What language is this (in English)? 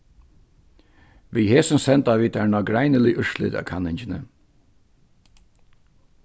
Faroese